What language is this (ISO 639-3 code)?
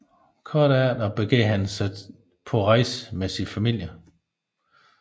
dan